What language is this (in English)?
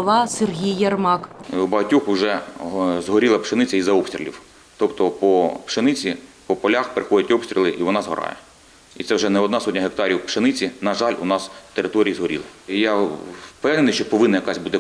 Ukrainian